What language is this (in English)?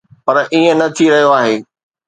Sindhi